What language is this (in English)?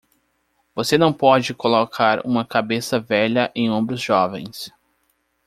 Portuguese